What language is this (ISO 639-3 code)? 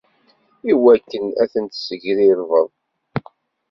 kab